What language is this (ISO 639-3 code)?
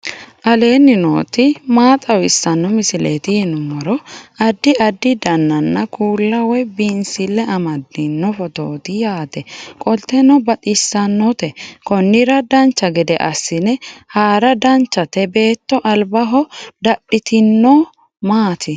sid